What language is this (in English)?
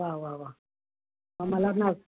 Marathi